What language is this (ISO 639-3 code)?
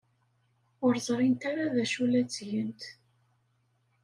kab